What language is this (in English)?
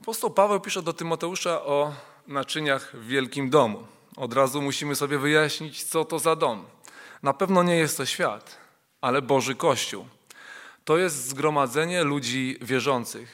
Polish